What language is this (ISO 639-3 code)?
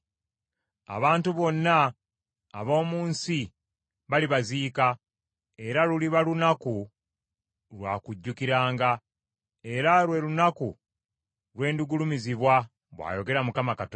lug